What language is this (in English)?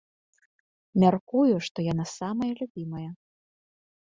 Belarusian